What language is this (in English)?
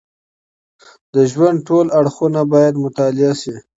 Pashto